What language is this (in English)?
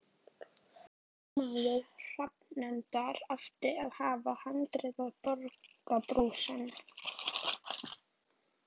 Icelandic